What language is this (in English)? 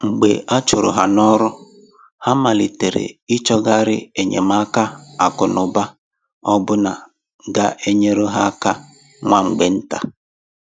Igbo